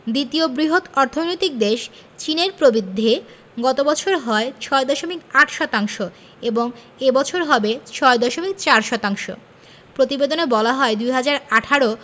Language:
Bangla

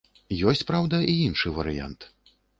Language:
Belarusian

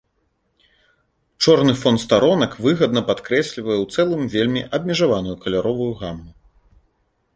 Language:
Belarusian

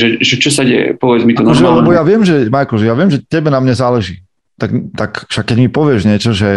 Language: Slovak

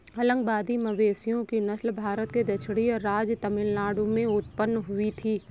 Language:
Hindi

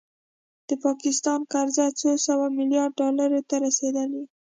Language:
Pashto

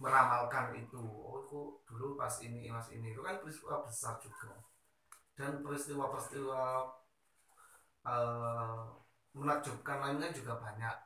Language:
Indonesian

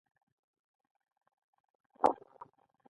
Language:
Pashto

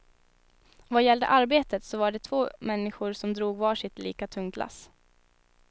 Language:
Swedish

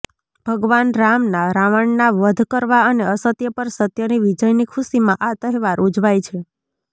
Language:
Gujarati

